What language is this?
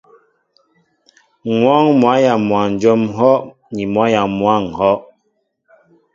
Mbo (Cameroon)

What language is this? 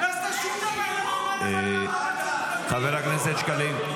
Hebrew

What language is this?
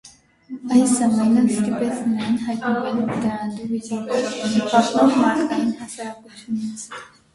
Armenian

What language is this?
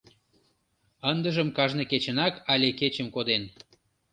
Mari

